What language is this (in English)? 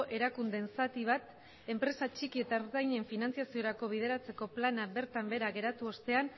Basque